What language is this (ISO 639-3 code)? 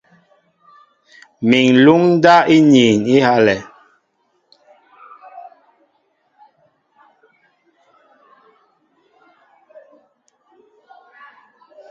mbo